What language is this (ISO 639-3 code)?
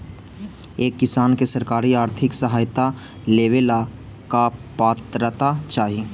mag